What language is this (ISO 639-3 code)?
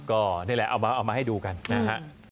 tha